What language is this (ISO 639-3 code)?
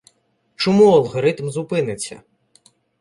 ukr